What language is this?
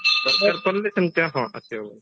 Odia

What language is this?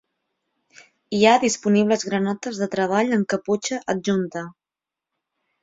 Catalan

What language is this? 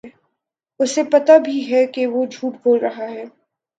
Urdu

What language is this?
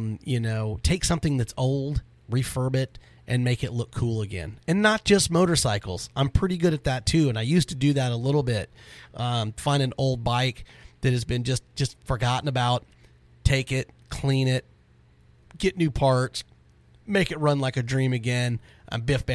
English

